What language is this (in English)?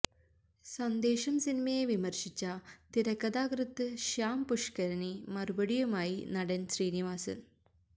Malayalam